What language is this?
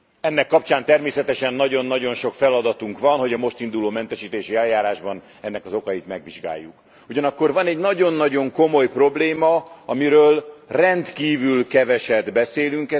Hungarian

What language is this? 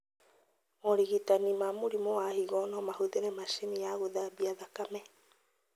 Kikuyu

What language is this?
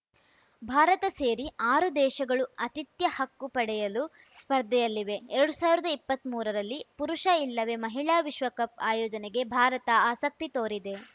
Kannada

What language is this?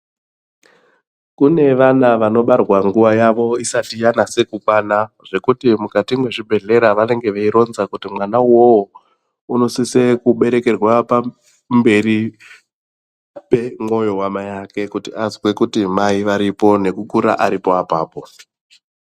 Ndau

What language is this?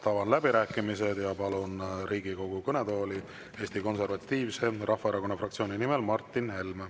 Estonian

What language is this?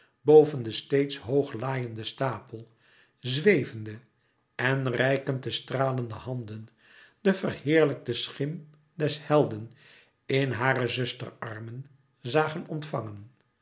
Dutch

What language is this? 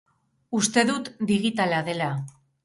Basque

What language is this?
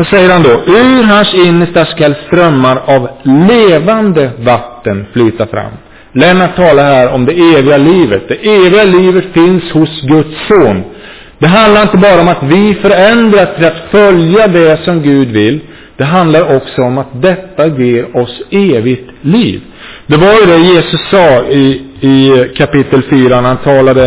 Swedish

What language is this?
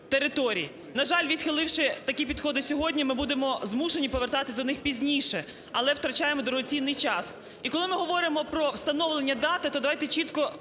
Ukrainian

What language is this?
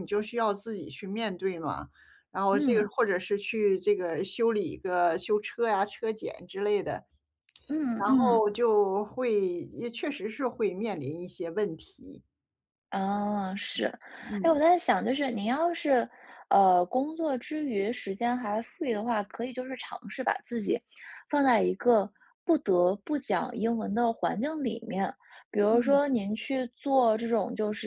Chinese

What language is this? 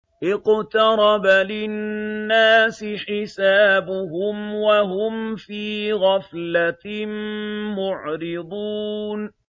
Arabic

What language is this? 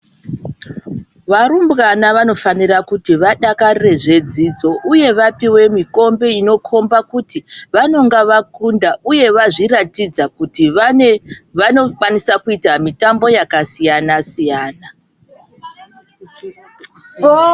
Ndau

